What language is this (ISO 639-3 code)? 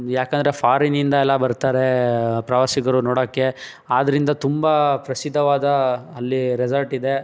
kan